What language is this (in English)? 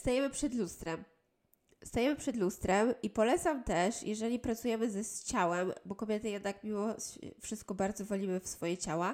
Polish